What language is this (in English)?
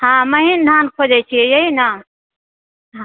Maithili